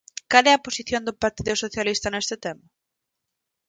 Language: Galician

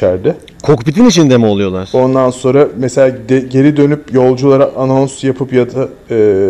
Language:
Turkish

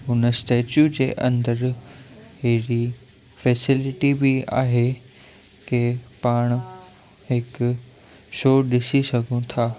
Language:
Sindhi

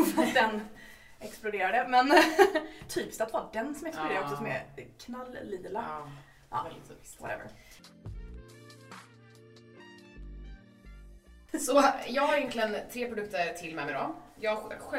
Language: Swedish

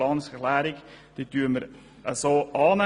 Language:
Swiss German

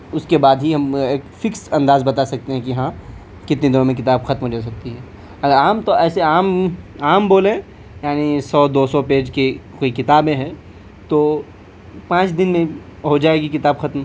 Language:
Urdu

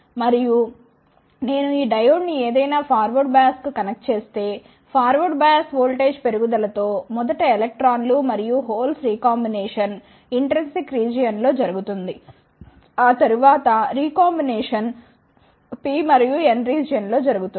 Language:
Telugu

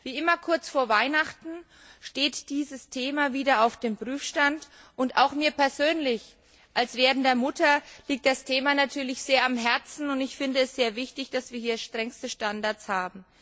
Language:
German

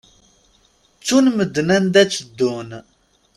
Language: Kabyle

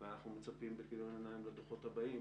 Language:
Hebrew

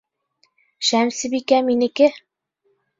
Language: Bashkir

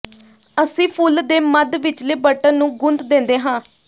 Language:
Punjabi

